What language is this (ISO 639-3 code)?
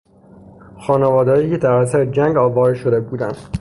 fas